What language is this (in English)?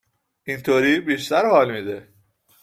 Persian